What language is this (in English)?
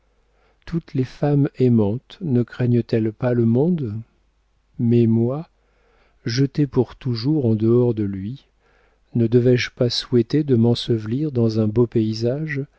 French